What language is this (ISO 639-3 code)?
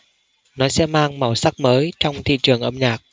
vie